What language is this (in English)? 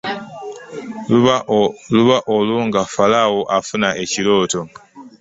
Ganda